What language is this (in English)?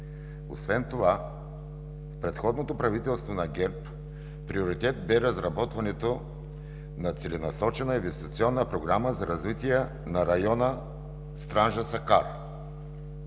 Bulgarian